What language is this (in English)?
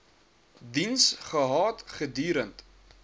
Afrikaans